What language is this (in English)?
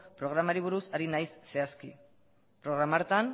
Basque